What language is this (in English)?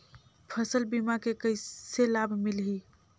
Chhattisgarhi